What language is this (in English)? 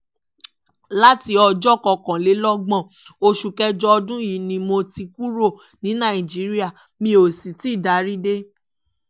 Yoruba